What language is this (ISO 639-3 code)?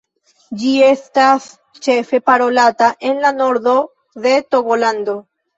epo